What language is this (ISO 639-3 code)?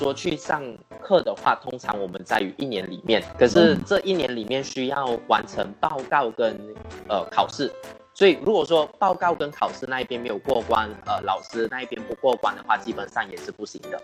zho